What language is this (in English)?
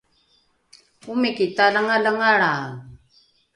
Rukai